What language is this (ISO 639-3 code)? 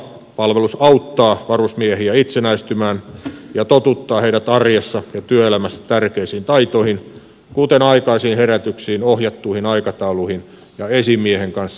fin